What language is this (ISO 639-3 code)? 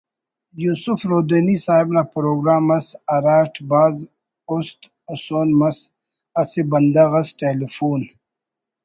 brh